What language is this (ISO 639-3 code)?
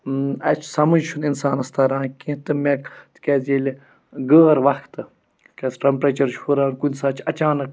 kas